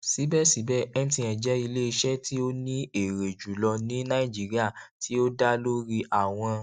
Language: Yoruba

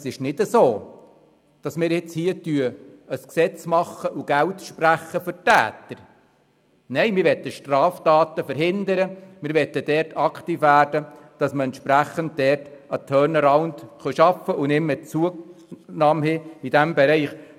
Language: Swiss German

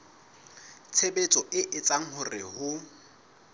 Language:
Southern Sotho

